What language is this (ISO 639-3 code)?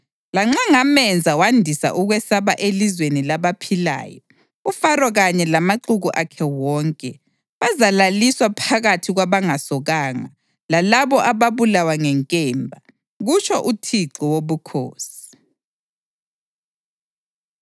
nde